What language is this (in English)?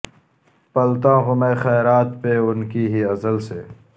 Urdu